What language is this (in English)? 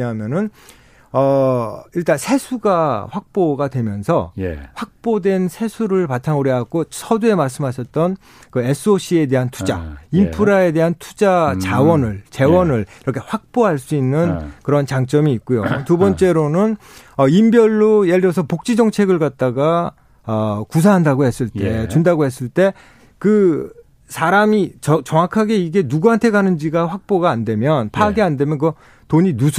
Korean